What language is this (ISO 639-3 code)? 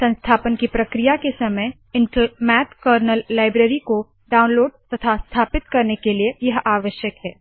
hin